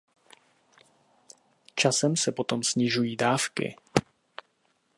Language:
Czech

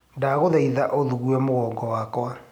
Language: Kikuyu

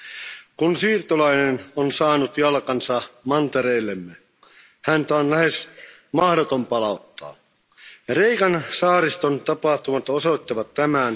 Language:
Finnish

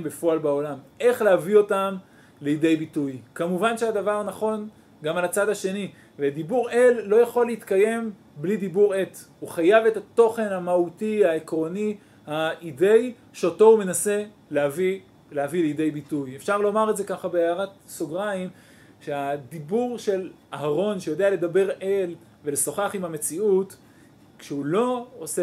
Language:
Hebrew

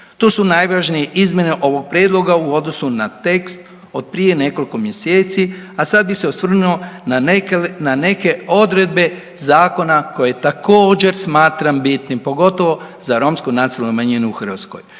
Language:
Croatian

